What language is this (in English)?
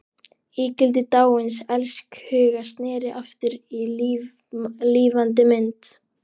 Icelandic